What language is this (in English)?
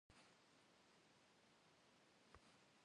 Kabardian